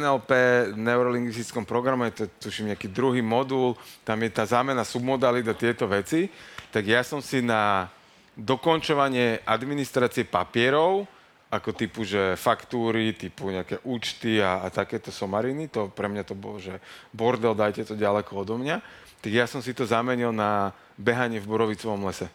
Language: Slovak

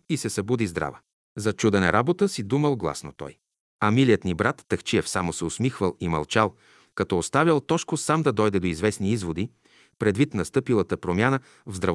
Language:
Bulgarian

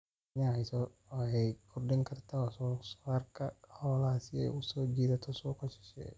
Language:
Somali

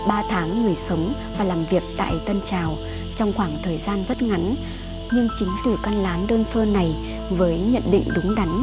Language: Vietnamese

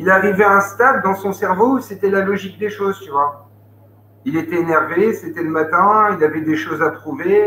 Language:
French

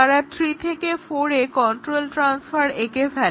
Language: Bangla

